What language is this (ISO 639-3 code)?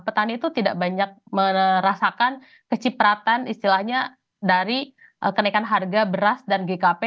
ind